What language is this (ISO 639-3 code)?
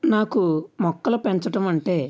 tel